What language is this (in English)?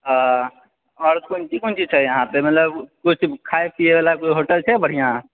Maithili